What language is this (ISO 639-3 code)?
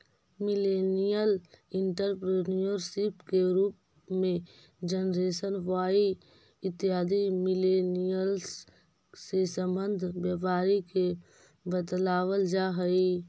mag